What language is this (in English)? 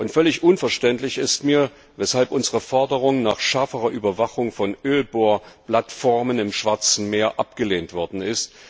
German